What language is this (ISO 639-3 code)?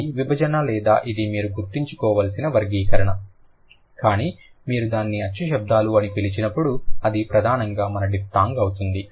tel